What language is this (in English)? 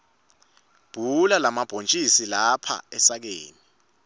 Swati